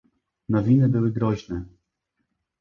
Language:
Polish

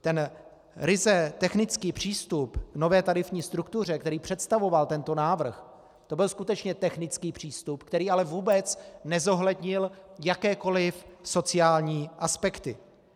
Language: Czech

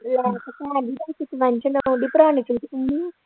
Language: Punjabi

